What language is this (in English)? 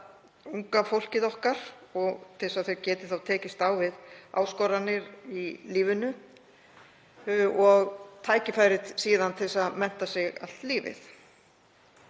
Icelandic